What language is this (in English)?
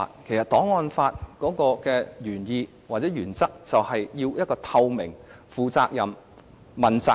Cantonese